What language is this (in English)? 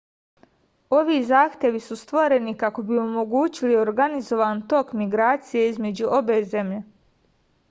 Serbian